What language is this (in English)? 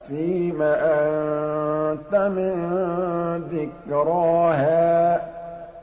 Arabic